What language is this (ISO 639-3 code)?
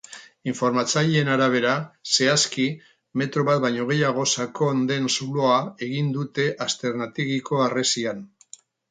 eus